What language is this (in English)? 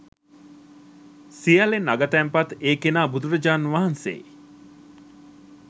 Sinhala